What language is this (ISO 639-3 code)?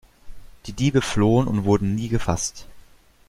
deu